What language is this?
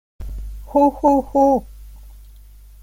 Esperanto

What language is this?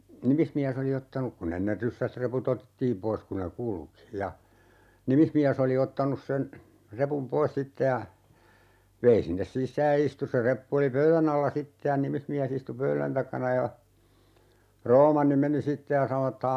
Finnish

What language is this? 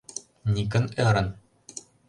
Mari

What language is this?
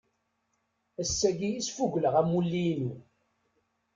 Kabyle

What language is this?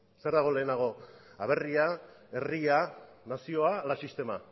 Basque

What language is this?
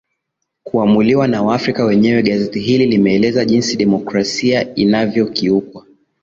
Swahili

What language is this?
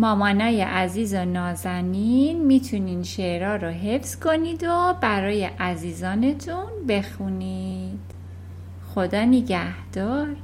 Persian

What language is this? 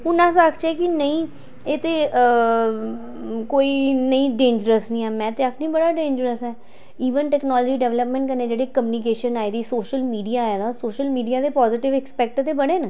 Dogri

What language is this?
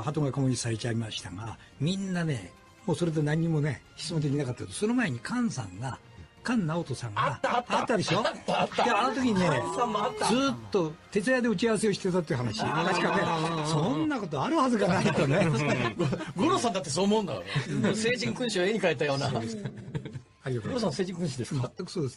Japanese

